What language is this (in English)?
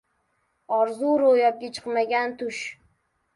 Uzbek